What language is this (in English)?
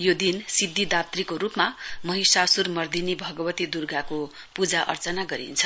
Nepali